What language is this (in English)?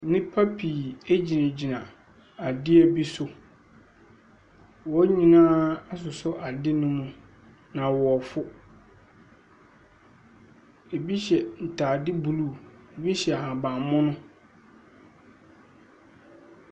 Akan